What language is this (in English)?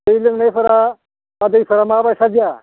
Bodo